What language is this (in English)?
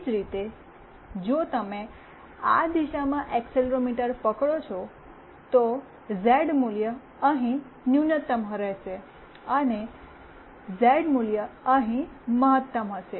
Gujarati